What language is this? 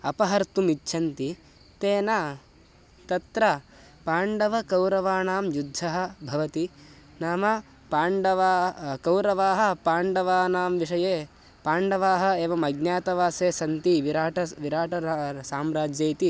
Sanskrit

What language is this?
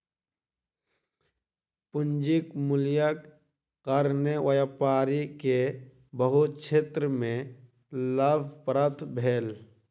Maithili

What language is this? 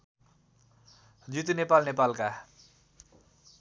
Nepali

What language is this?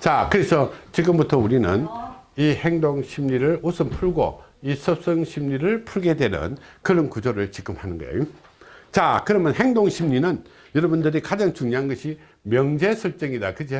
Korean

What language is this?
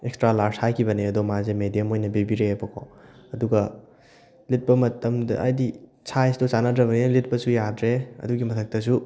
Manipuri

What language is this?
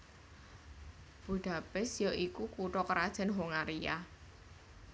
Javanese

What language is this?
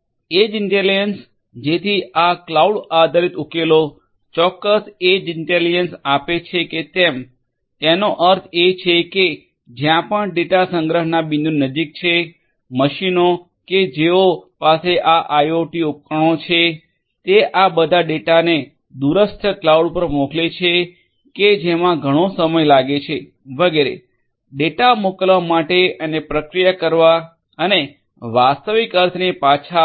Gujarati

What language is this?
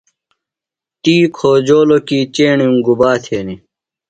Phalura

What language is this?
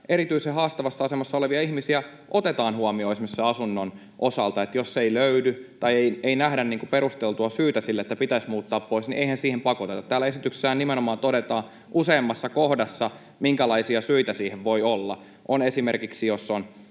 Finnish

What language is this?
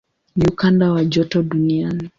Swahili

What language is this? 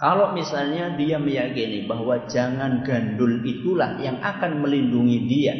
Indonesian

